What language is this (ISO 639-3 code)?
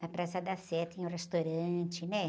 por